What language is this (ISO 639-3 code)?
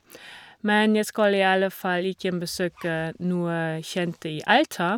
nor